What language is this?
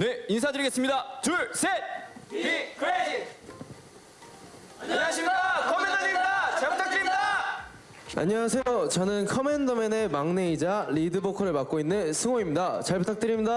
Korean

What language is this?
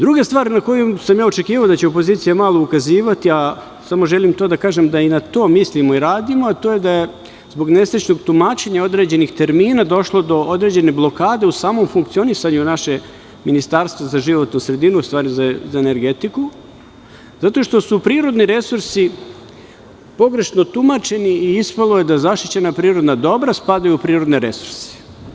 Serbian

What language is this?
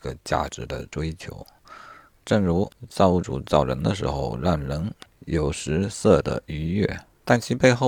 Chinese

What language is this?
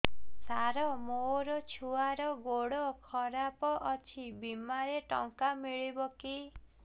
Odia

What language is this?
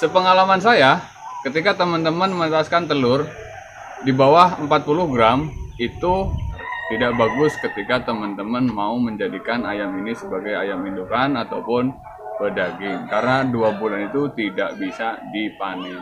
Indonesian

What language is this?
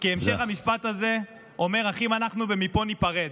Hebrew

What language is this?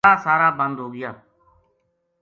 Gujari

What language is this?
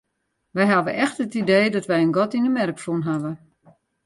Western Frisian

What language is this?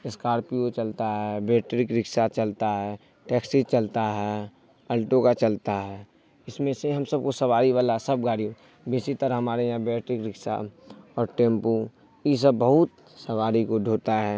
Urdu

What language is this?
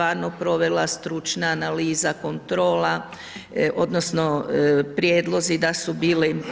Croatian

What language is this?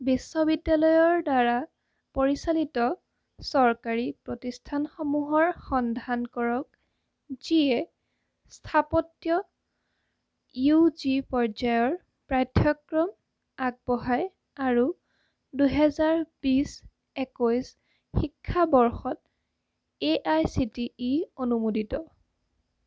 Assamese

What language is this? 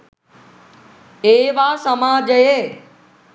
Sinhala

